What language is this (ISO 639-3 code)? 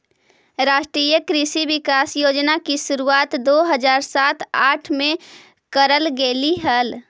mag